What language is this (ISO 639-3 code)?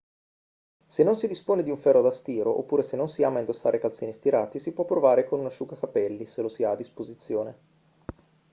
ita